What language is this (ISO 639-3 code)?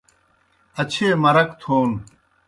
plk